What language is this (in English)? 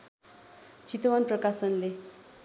Nepali